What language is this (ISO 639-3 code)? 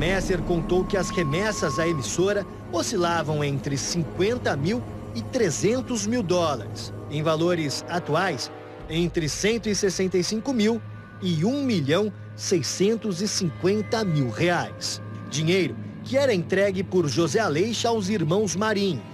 por